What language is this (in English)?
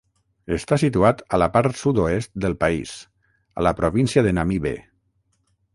Catalan